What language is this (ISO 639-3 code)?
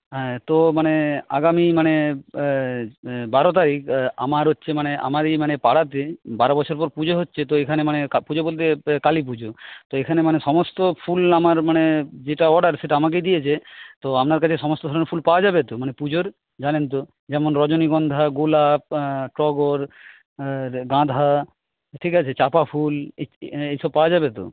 ben